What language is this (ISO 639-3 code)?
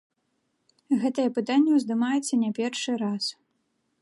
bel